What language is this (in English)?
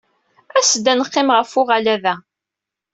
Kabyle